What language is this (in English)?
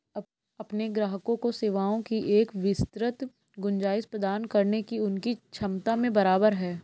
Hindi